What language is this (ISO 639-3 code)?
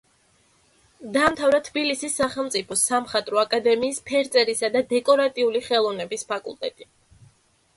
kat